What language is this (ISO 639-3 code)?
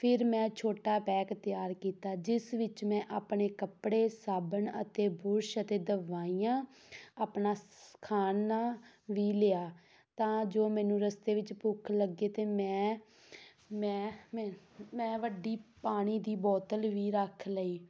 pan